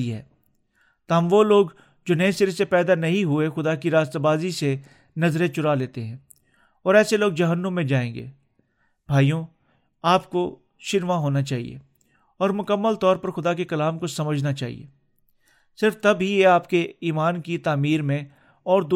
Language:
Urdu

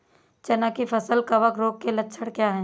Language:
Hindi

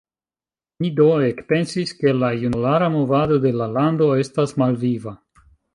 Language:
Esperanto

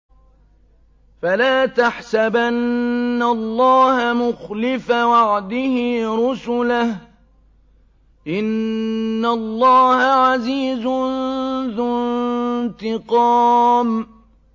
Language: Arabic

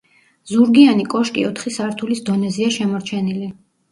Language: Georgian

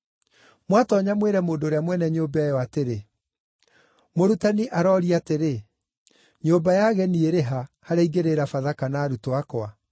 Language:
Kikuyu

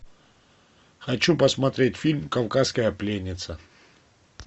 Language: Russian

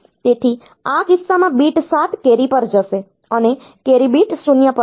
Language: Gujarati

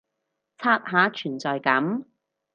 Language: Cantonese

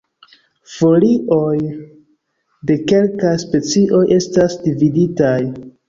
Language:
Esperanto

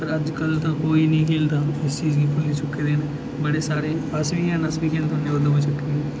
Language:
Dogri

